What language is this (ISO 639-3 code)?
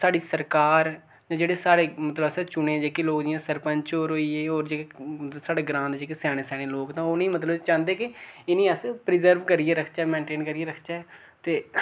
doi